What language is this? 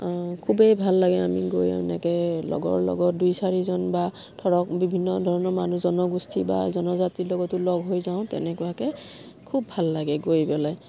Assamese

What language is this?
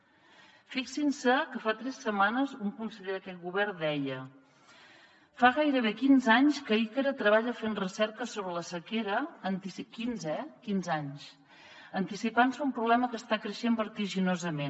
Catalan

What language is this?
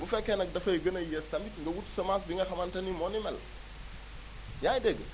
Wolof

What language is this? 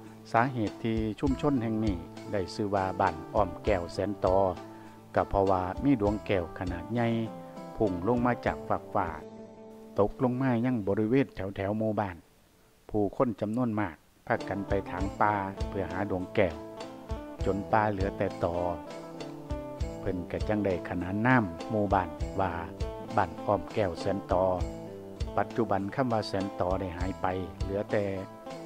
Thai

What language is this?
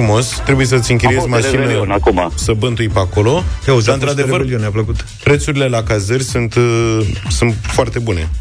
Romanian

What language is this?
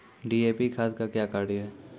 Maithili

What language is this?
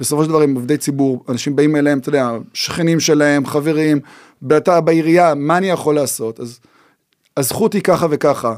Hebrew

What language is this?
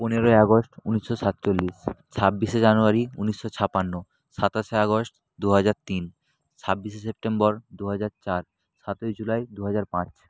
Bangla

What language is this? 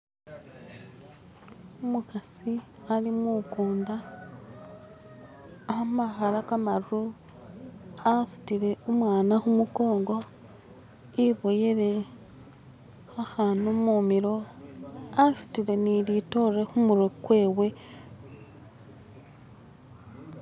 Masaaba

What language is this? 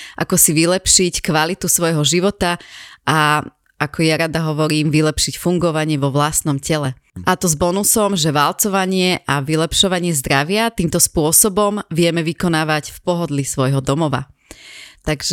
Slovak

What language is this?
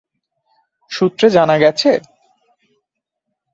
Bangla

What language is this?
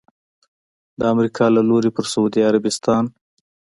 Pashto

